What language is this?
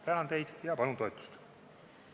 Estonian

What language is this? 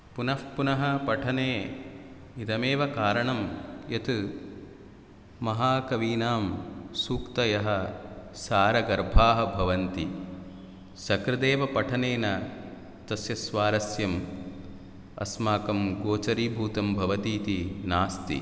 Sanskrit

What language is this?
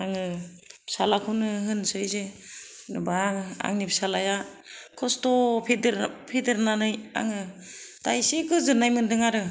Bodo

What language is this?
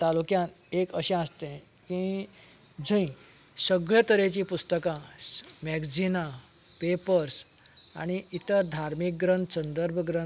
Konkani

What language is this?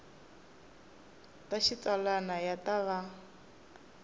Tsonga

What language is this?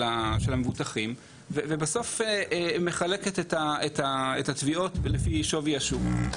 Hebrew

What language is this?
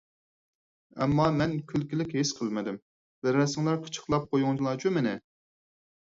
Uyghur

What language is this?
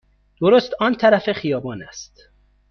Persian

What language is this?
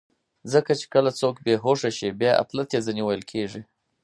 Pashto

